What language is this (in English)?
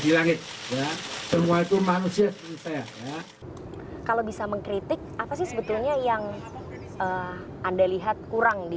Indonesian